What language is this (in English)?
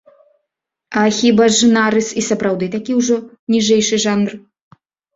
Belarusian